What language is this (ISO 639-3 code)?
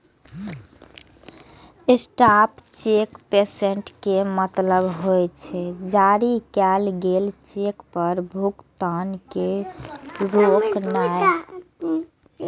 mai